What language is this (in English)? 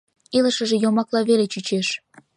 Mari